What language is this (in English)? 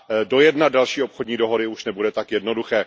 Czech